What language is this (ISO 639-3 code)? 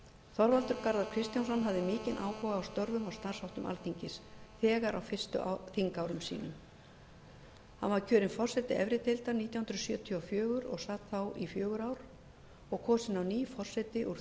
isl